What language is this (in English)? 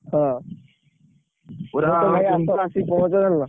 Odia